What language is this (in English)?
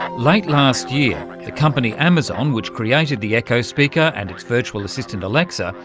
English